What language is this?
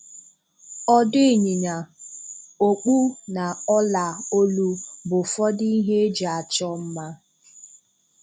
Igbo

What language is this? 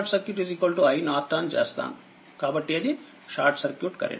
Telugu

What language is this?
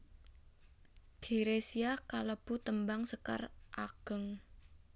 Javanese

